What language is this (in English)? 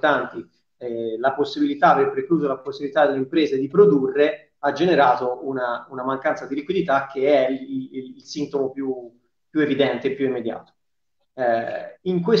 Italian